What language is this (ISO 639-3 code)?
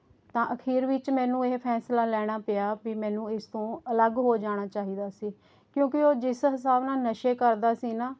pan